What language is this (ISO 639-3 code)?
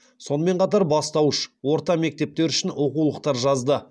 kaz